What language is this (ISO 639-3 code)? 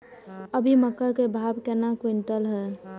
mai